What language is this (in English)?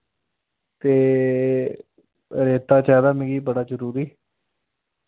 Dogri